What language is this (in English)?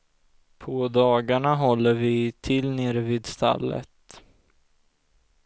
Swedish